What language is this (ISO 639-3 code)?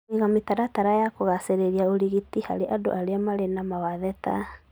kik